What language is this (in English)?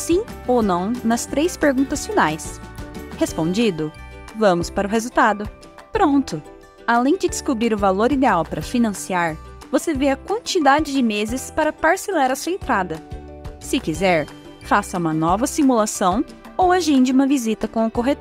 Portuguese